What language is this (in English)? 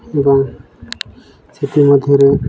Odia